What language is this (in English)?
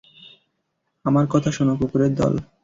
Bangla